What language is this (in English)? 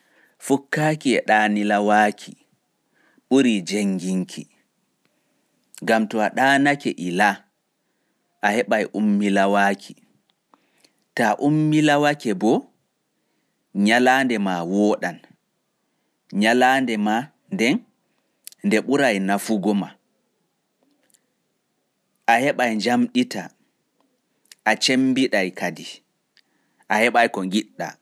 Fula